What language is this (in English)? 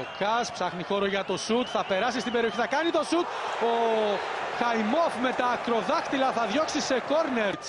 Greek